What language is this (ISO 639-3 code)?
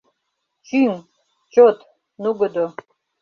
chm